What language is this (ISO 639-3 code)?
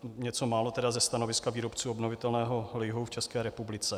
ces